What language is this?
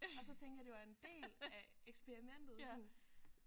Danish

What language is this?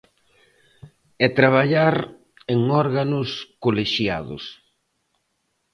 Galician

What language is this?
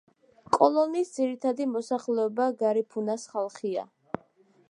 Georgian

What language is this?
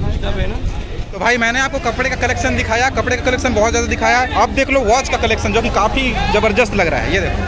Hindi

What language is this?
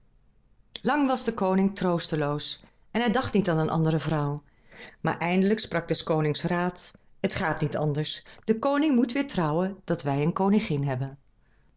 Dutch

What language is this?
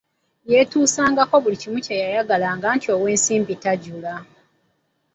Ganda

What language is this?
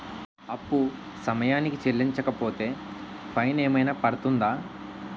Telugu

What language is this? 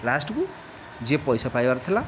Odia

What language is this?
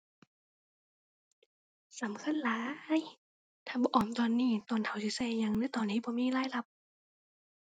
Thai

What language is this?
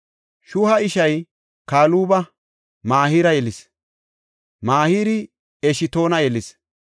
Gofa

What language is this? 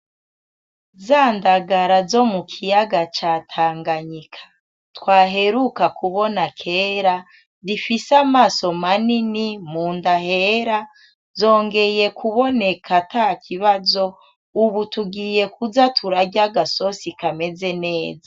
Rundi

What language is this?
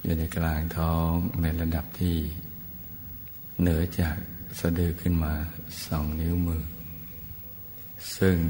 Thai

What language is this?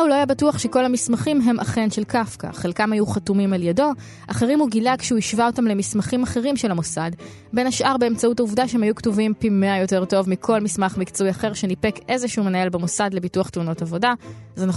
Hebrew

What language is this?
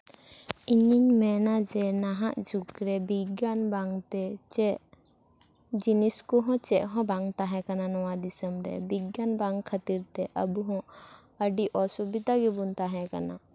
Santali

